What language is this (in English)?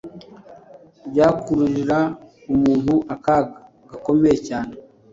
Kinyarwanda